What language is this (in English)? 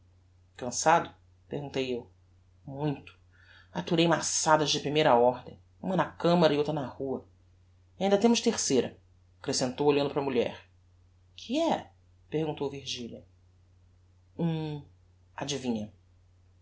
Portuguese